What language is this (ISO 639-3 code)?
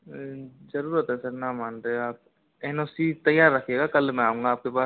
hin